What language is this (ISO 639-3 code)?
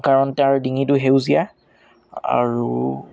asm